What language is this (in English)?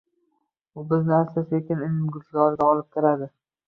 Uzbek